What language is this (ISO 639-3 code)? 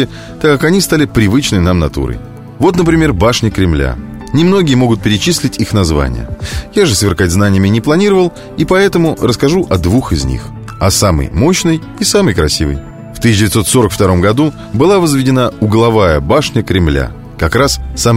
rus